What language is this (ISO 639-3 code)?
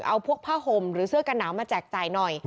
tha